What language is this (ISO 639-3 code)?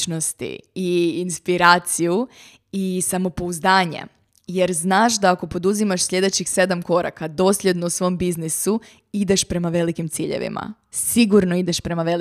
hrv